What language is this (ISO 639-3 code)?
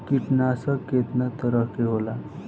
bho